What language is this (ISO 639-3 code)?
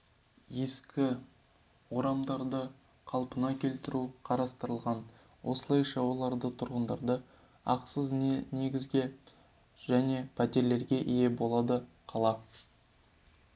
kaz